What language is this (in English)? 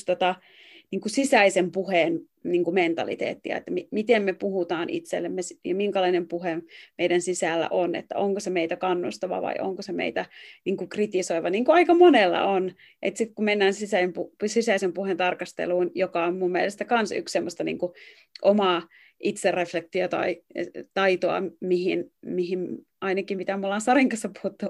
Finnish